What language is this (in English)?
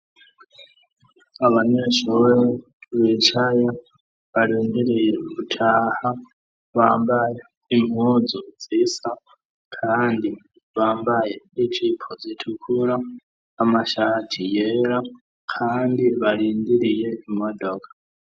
Rundi